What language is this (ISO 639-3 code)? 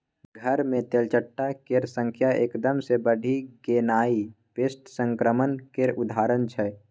mai